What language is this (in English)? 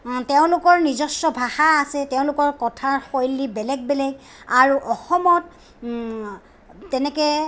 Assamese